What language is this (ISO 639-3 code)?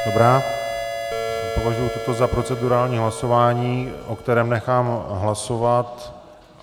ces